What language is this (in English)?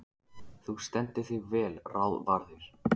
Icelandic